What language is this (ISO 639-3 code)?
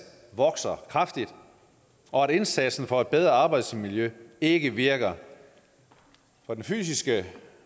dan